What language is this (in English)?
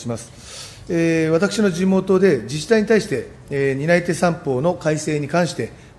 Japanese